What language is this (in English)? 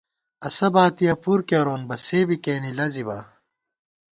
Gawar-Bati